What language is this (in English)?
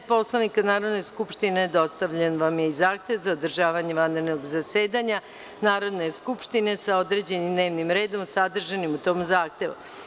Serbian